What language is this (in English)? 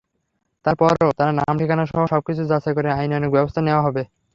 Bangla